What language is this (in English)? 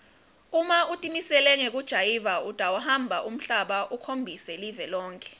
Swati